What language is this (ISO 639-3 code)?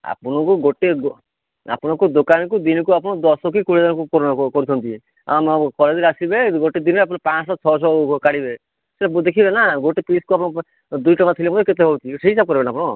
ori